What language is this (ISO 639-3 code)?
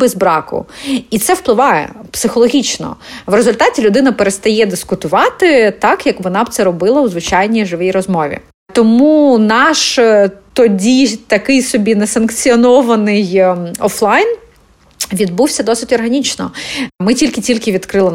ukr